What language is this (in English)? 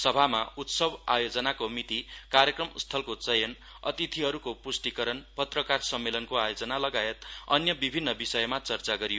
Nepali